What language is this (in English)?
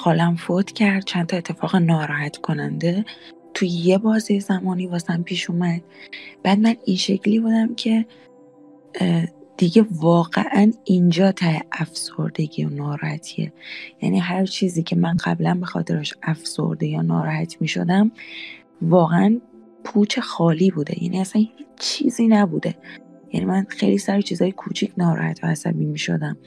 Persian